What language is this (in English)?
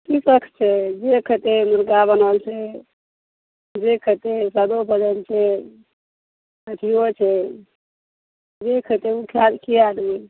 Maithili